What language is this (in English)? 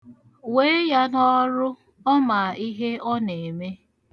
Igbo